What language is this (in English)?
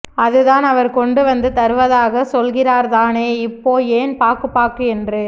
Tamil